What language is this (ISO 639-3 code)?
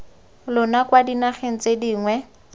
tsn